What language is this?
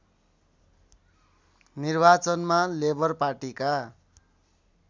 Nepali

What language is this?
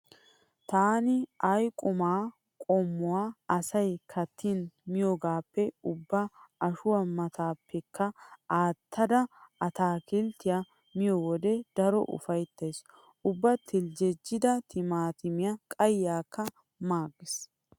Wolaytta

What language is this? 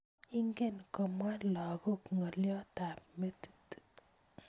Kalenjin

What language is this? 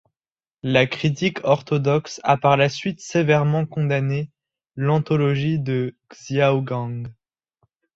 French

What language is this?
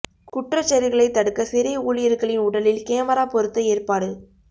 Tamil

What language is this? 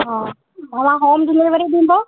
Sindhi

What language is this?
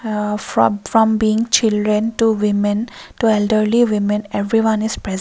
English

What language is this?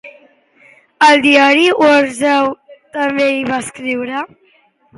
Catalan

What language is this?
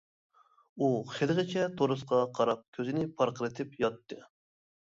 Uyghur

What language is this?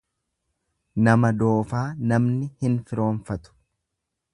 Oromo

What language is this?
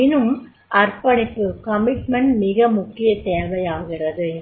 Tamil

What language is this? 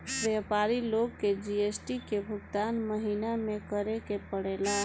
Bhojpuri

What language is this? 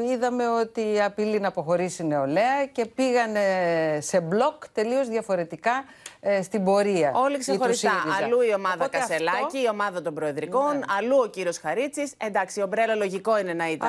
Greek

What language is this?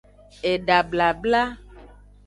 Aja (Benin)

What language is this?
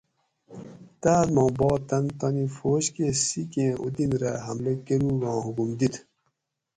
Gawri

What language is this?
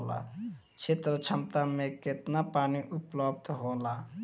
Bhojpuri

